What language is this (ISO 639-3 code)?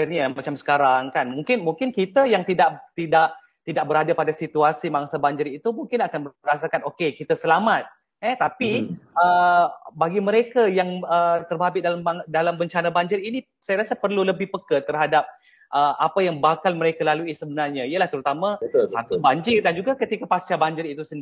msa